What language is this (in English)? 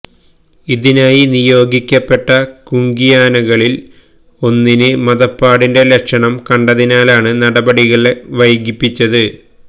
Malayalam